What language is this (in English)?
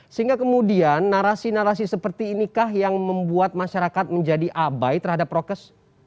Indonesian